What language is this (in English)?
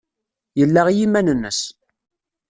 Kabyle